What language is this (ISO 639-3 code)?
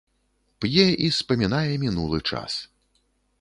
bel